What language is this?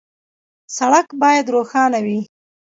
Pashto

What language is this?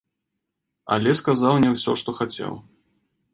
Belarusian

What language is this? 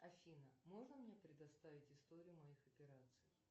Russian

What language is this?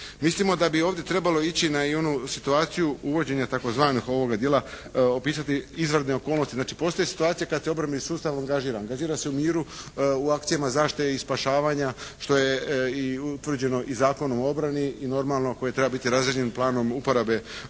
Croatian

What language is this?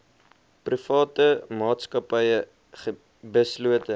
Afrikaans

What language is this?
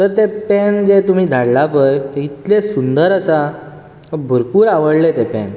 Konkani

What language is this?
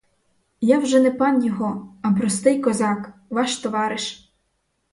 Ukrainian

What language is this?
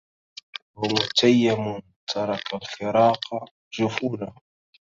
Arabic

